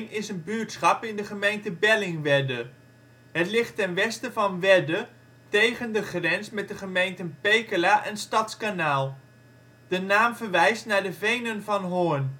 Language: Dutch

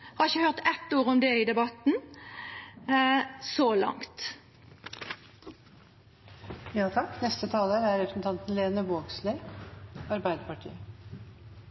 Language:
Norwegian Nynorsk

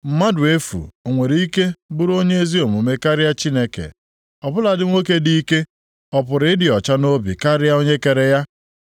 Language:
Igbo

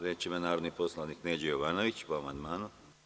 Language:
Serbian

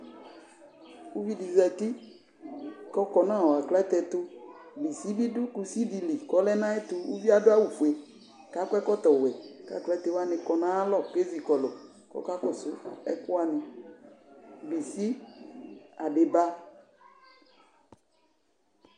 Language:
Ikposo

